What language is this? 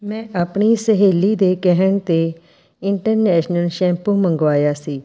Punjabi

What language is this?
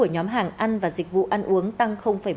Vietnamese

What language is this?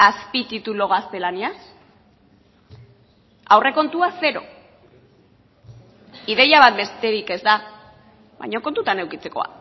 Basque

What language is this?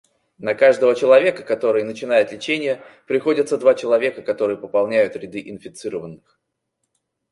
Russian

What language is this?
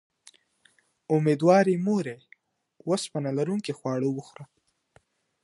Pashto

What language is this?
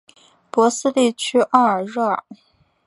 Chinese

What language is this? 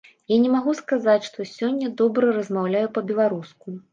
Belarusian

